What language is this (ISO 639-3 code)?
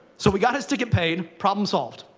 eng